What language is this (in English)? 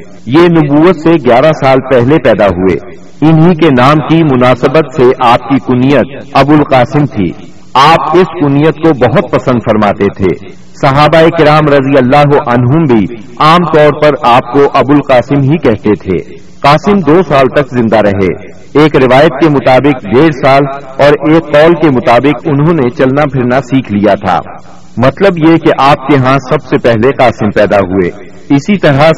Urdu